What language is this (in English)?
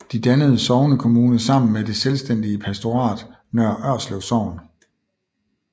Danish